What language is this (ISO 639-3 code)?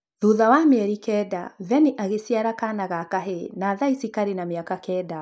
kik